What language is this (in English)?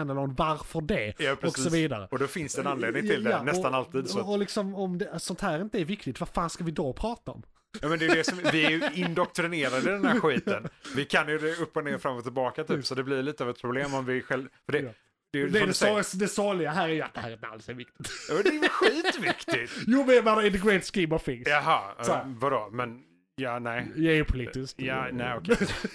Swedish